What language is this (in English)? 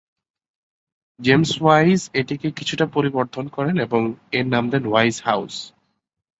Bangla